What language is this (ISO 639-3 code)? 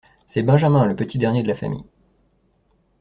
fra